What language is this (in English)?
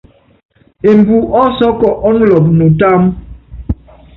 Yangben